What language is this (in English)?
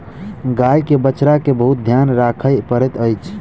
Maithili